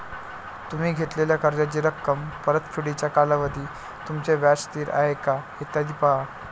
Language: Marathi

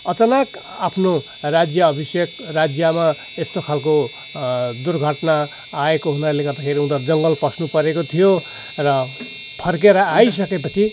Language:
Nepali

